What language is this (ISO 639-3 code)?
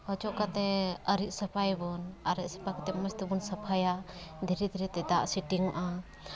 sat